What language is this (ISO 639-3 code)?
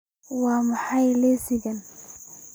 som